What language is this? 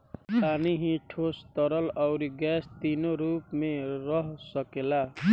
Bhojpuri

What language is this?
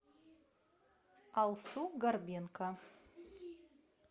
Russian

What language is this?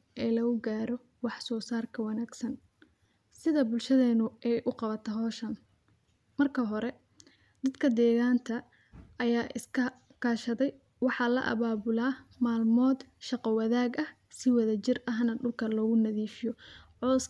Somali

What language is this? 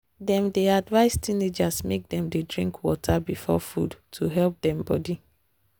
Nigerian Pidgin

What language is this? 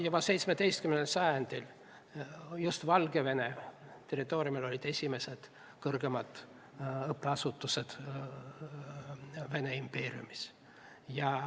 Estonian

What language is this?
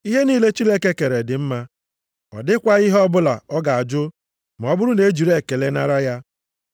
Igbo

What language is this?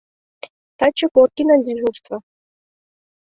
Mari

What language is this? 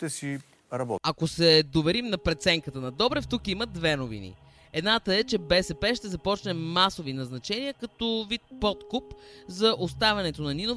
Bulgarian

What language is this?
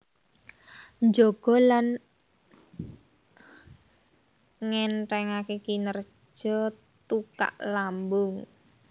Javanese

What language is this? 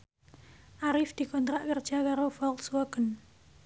Javanese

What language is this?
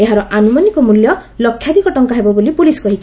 Odia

